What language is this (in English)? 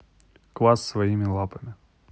Russian